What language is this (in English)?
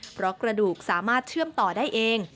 Thai